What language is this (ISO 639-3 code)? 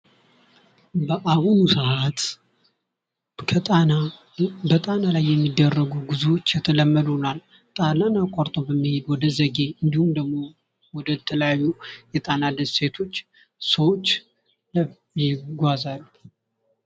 amh